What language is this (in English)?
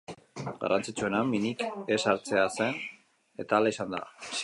Basque